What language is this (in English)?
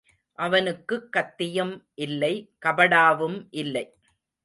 Tamil